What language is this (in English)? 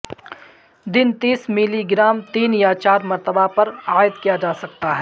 Urdu